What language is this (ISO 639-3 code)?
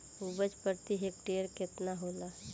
bho